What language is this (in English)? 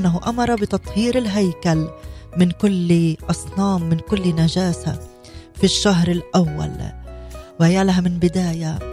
Arabic